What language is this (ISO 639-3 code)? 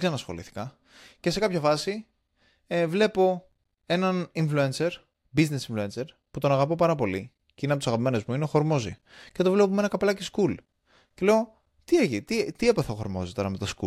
ell